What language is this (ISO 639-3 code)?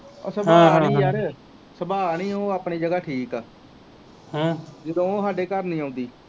pan